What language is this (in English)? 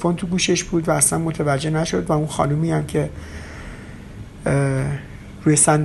Persian